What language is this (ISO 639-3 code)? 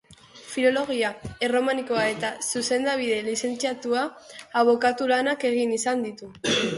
eus